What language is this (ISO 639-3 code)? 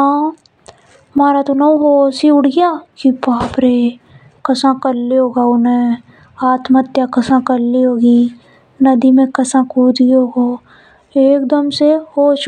hoj